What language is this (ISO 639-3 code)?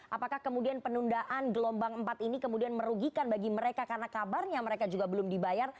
ind